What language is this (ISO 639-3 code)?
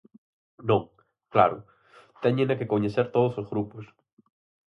glg